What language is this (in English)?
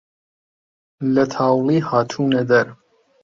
Central Kurdish